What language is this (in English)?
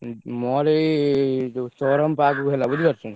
Odia